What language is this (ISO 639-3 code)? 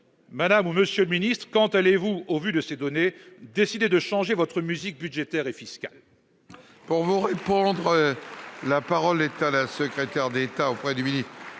fra